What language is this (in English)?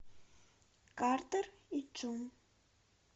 Russian